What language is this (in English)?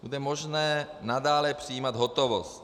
Czech